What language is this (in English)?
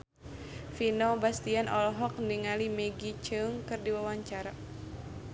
Sundanese